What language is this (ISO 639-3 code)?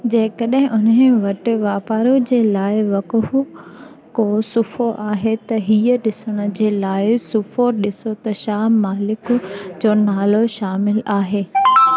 snd